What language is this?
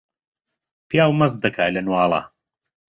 Central Kurdish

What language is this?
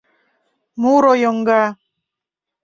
Mari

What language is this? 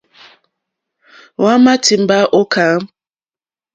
Mokpwe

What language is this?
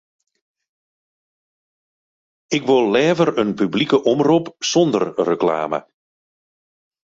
Western Frisian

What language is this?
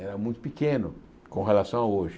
Portuguese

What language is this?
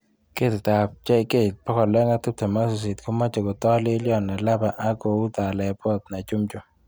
Kalenjin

